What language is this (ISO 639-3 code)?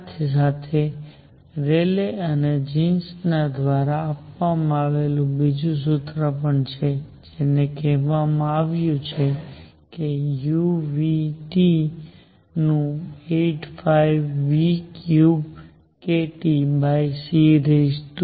guj